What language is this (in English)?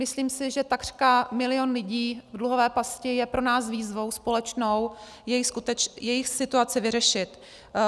Czech